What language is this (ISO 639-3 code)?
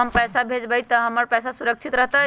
mag